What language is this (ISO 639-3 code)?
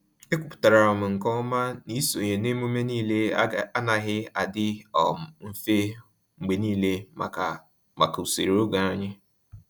ibo